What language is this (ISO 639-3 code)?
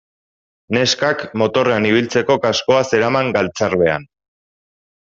eus